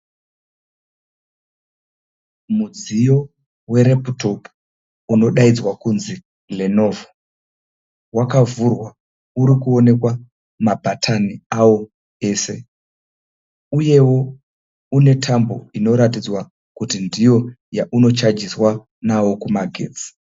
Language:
Shona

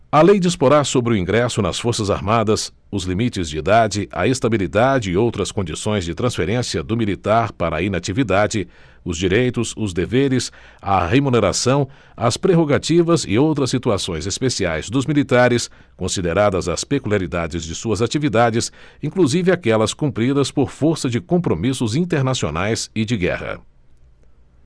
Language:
Portuguese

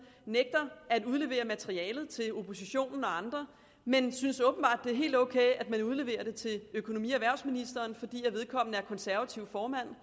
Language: Danish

